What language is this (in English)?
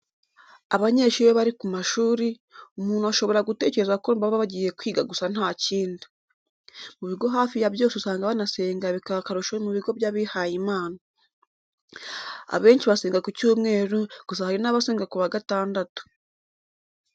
Kinyarwanda